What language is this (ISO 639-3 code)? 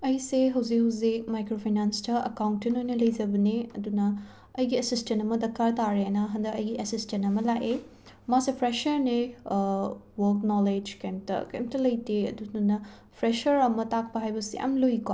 mni